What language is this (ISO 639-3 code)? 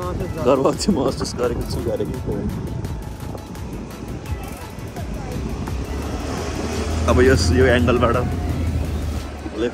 eng